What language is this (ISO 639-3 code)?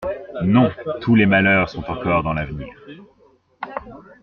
fra